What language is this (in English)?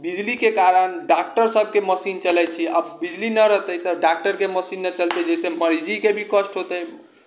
Maithili